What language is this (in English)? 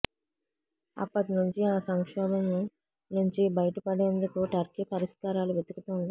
Telugu